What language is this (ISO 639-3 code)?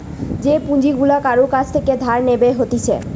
ben